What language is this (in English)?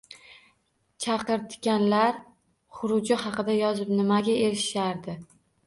Uzbek